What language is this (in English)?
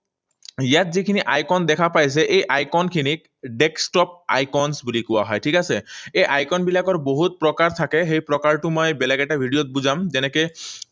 Assamese